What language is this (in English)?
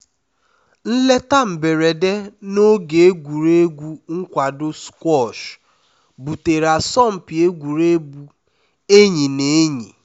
Igbo